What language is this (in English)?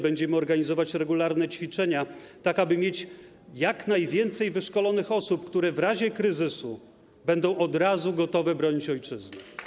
Polish